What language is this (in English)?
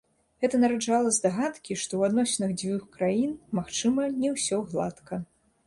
Belarusian